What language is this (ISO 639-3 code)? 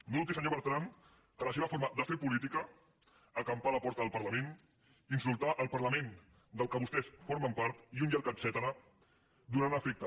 cat